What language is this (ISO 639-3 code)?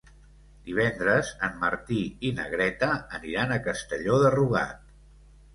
cat